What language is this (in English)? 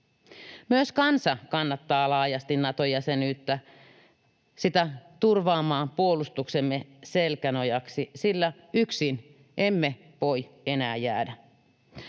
Finnish